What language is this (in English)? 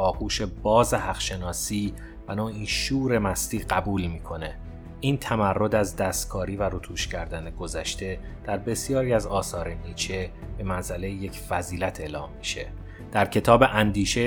Persian